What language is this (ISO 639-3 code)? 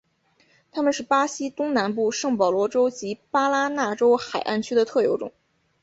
zho